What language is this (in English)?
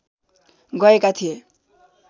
Nepali